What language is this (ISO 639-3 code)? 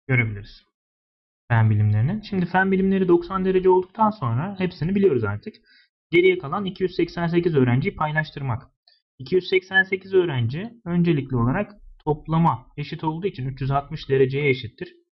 tur